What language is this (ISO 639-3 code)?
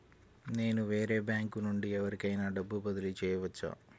tel